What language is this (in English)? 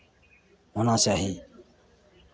Maithili